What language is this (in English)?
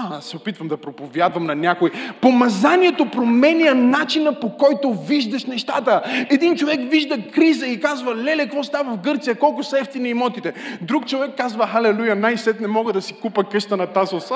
Bulgarian